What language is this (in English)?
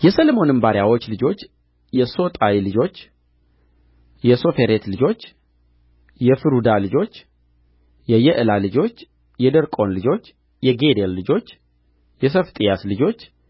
Amharic